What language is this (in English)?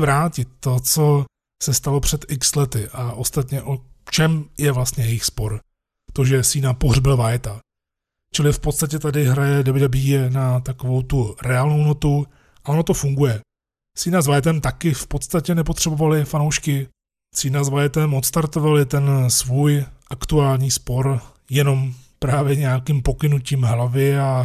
Czech